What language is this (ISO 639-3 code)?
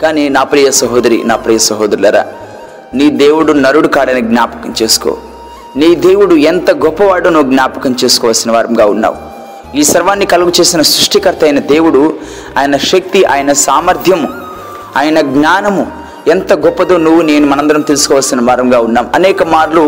tel